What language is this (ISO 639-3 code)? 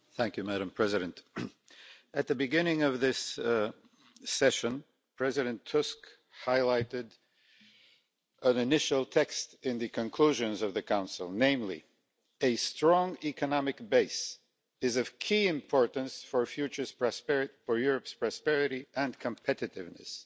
eng